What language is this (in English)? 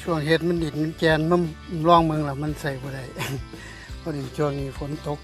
Thai